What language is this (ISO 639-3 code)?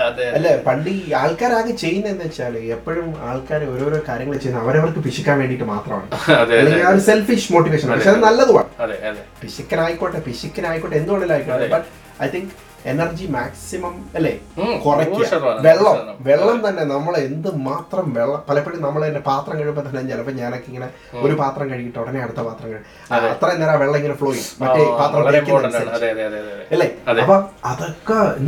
mal